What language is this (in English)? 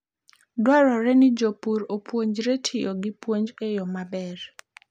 Luo (Kenya and Tanzania)